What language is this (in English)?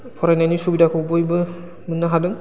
Bodo